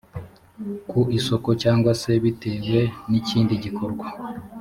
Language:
Kinyarwanda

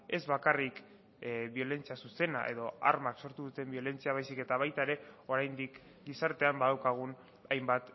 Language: Basque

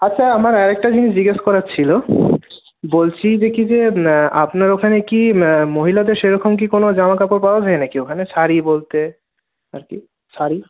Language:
Bangla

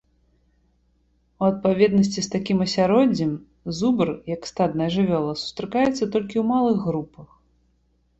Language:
Belarusian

